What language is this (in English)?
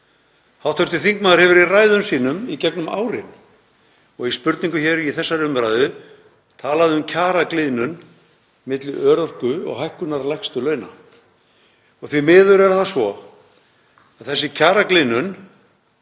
Icelandic